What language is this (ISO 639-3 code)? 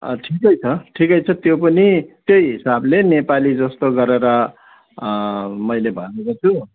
nep